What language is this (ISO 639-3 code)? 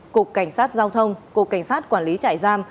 vie